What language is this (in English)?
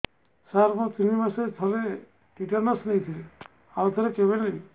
Odia